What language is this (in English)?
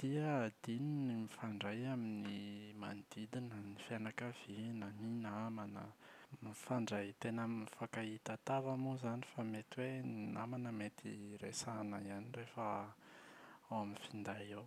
Malagasy